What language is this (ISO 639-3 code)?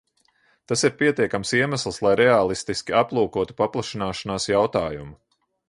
lav